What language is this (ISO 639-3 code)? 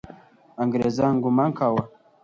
pus